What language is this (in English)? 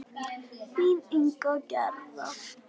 Icelandic